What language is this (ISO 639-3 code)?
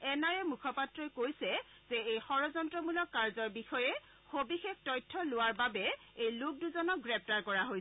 asm